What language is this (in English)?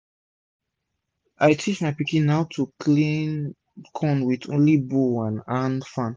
Nigerian Pidgin